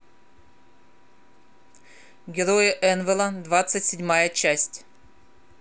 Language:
Russian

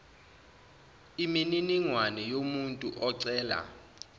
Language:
Zulu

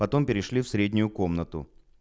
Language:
Russian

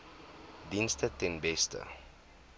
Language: Afrikaans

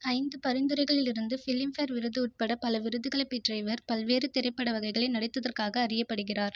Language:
Tamil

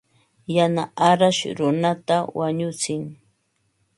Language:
Ambo-Pasco Quechua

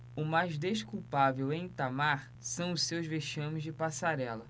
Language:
Portuguese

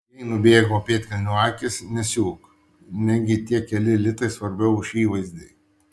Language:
Lithuanian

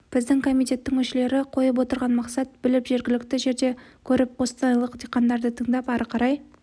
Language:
Kazakh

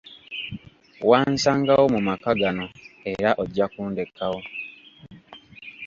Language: Ganda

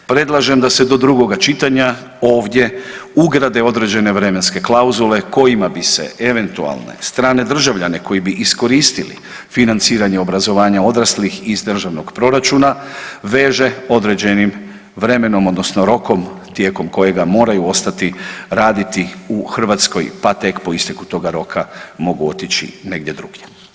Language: Croatian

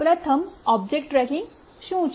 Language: Gujarati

